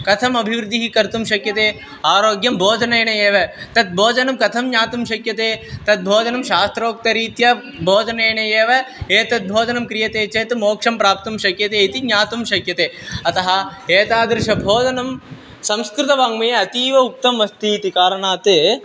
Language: Sanskrit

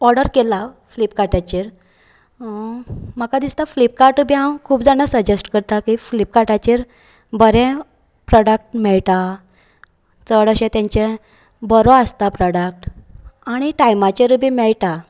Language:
Konkani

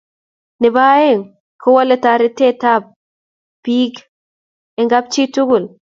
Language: Kalenjin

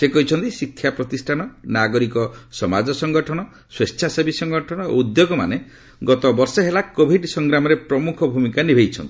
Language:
Odia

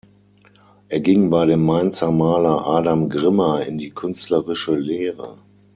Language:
German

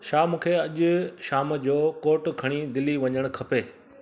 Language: Sindhi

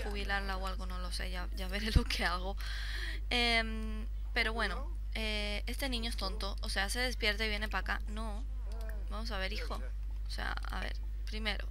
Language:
Spanish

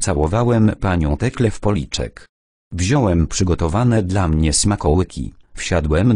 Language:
Polish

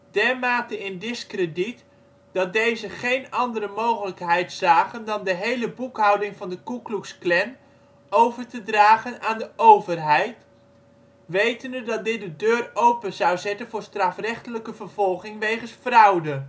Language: Dutch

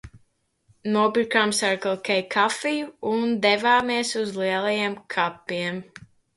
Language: Latvian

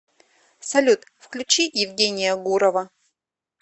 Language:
Russian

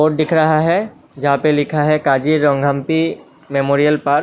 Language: Hindi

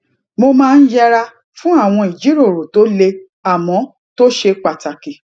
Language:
Yoruba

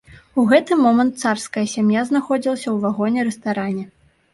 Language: Belarusian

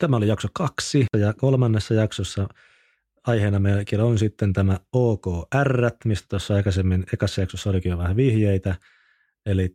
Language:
Finnish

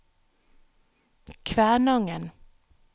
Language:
Norwegian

